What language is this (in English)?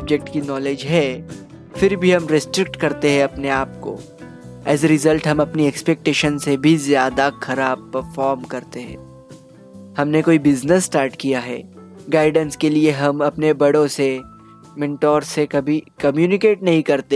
Hindi